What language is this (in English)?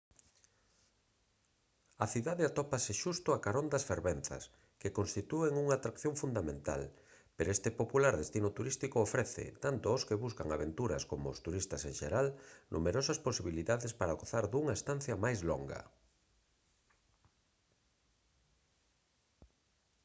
Galician